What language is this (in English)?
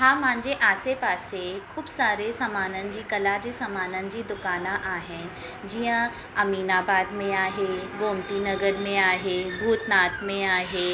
Sindhi